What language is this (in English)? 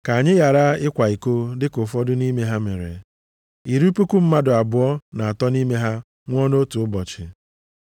Igbo